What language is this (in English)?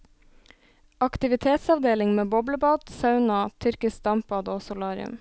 Norwegian